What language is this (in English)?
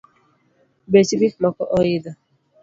Luo (Kenya and Tanzania)